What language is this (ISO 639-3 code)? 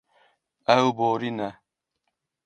kur